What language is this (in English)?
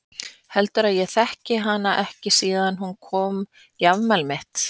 Icelandic